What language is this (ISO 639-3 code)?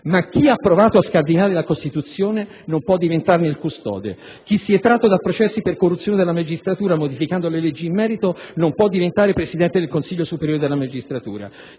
ita